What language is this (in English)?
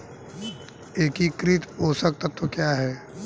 Hindi